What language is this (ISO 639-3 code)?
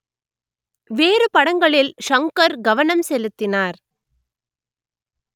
tam